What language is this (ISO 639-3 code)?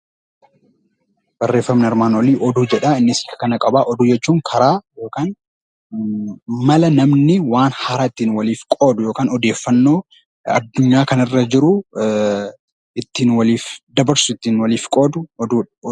orm